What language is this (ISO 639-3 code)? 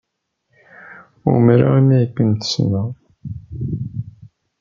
kab